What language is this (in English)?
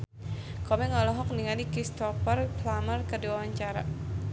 Sundanese